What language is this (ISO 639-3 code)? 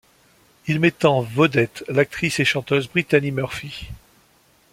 fra